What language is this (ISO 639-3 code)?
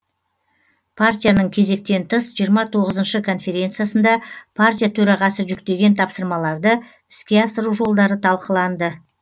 kaz